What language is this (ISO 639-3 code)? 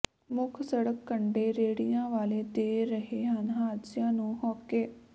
pan